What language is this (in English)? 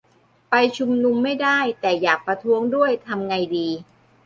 Thai